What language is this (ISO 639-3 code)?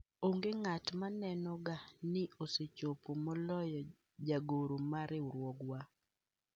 luo